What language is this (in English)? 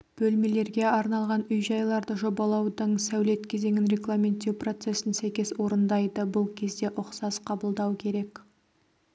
Kazakh